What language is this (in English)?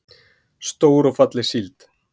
Icelandic